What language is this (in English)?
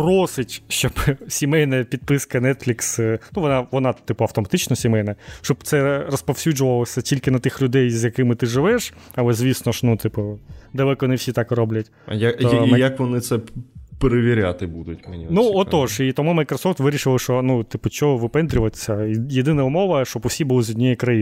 Ukrainian